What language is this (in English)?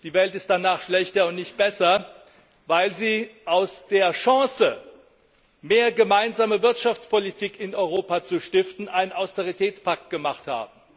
German